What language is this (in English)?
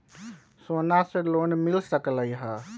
Magahi